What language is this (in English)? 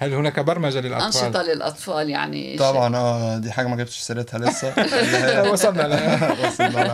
Arabic